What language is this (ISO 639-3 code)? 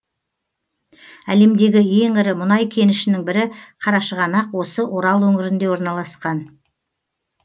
kaz